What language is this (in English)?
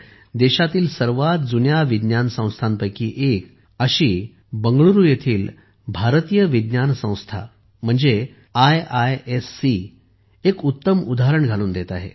Marathi